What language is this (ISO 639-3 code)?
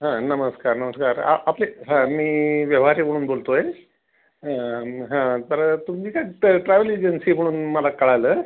mar